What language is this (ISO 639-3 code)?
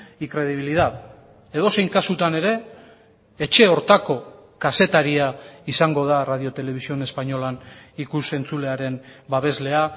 eus